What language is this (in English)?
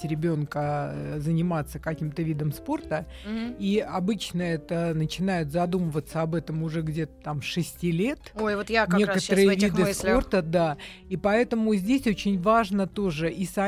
Russian